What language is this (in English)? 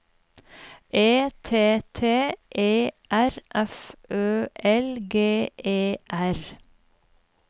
Norwegian